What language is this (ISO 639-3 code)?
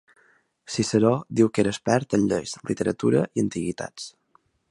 cat